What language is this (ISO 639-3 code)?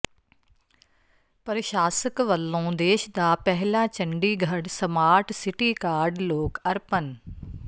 pan